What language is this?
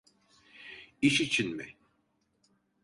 Turkish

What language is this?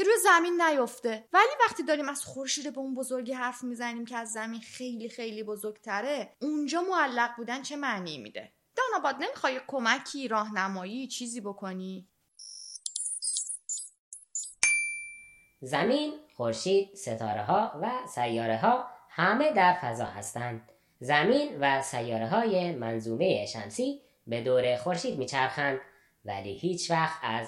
Persian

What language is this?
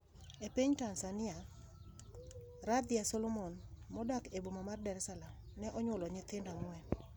Luo (Kenya and Tanzania)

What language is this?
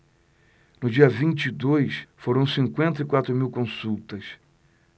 Portuguese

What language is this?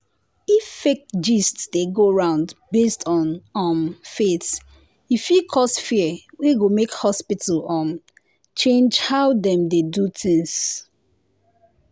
Nigerian Pidgin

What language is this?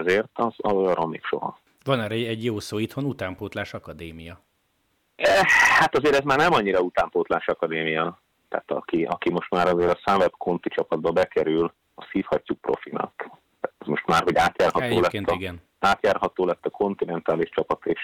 Hungarian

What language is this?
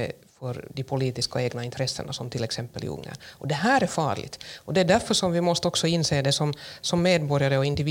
Swedish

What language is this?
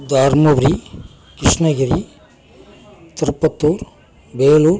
Tamil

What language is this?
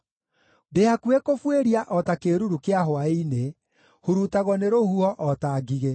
Kikuyu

